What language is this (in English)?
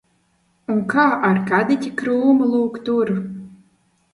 Latvian